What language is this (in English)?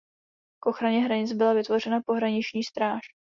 Czech